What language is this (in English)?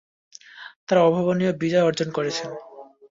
Bangla